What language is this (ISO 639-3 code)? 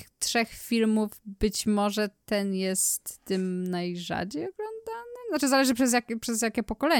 pol